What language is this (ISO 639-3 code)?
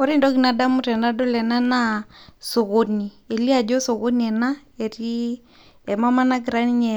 mas